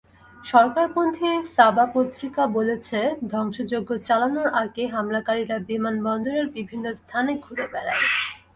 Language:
Bangla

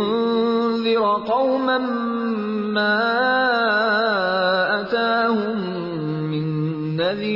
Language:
Urdu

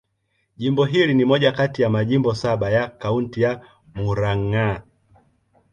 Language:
Swahili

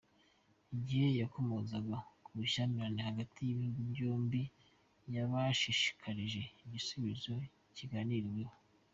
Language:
Kinyarwanda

